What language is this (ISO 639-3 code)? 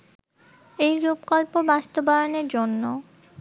ben